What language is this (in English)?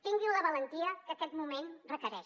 Catalan